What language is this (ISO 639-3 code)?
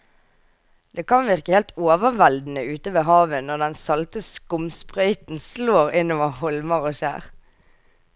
nor